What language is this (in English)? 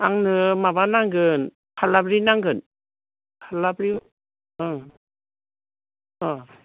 Bodo